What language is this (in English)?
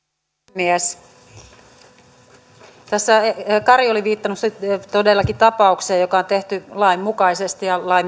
Finnish